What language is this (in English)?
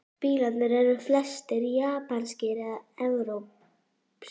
Icelandic